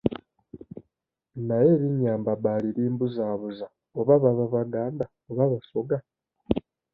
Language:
Ganda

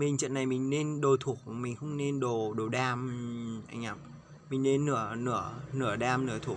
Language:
Vietnamese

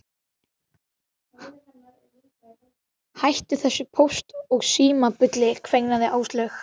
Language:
Icelandic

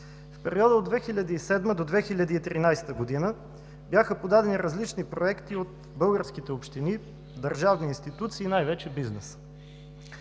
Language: Bulgarian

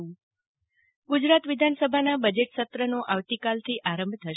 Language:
Gujarati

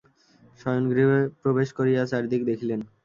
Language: Bangla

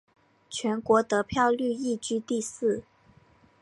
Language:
Chinese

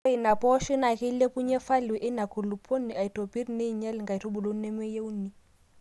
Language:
Masai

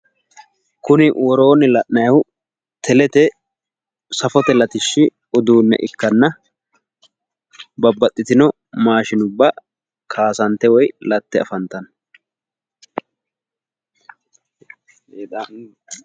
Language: Sidamo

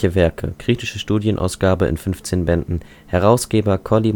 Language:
German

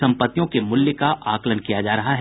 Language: Hindi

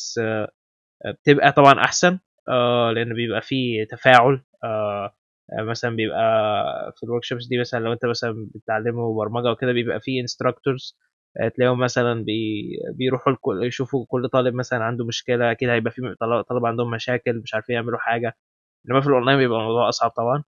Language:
Arabic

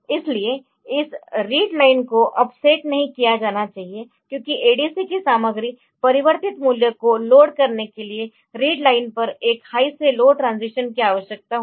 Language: Hindi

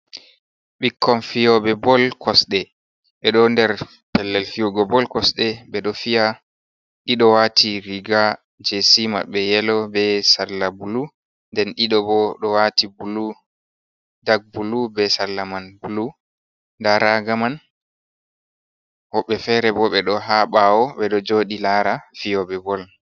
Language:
Fula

